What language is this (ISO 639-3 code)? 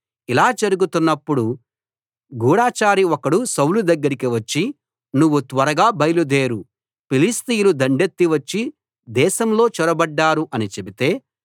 tel